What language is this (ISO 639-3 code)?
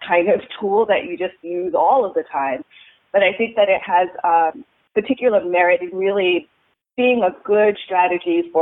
eng